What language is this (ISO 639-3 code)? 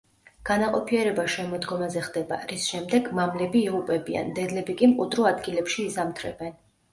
kat